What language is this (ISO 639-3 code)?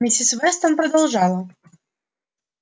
rus